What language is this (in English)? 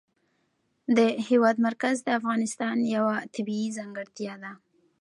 Pashto